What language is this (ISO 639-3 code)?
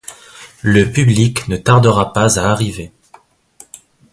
fra